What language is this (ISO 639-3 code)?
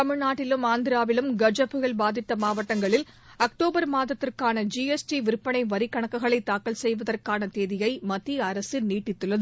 tam